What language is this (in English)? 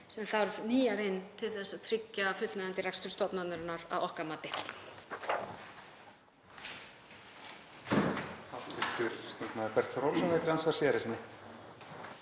Icelandic